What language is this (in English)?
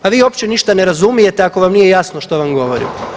Croatian